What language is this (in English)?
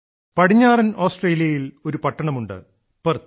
Malayalam